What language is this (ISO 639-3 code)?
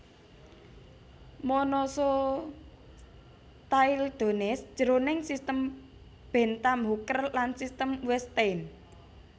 jav